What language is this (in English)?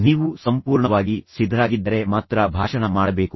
Kannada